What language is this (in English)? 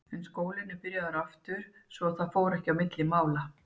Icelandic